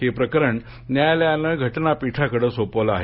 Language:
Marathi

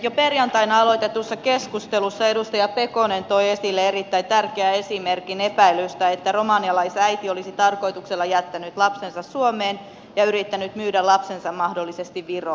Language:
Finnish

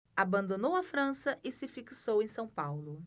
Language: Portuguese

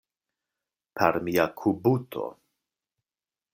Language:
Esperanto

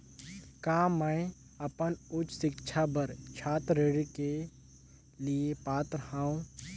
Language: Chhattisgarhi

